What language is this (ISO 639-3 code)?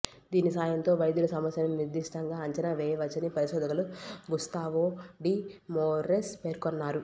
tel